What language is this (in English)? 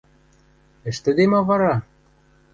Western Mari